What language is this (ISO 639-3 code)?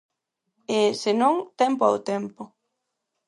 glg